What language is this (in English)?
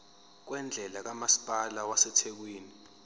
Zulu